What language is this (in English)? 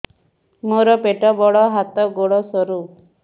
Odia